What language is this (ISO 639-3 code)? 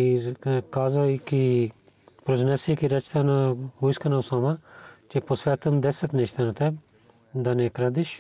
bul